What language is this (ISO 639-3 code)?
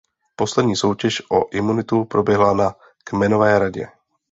ces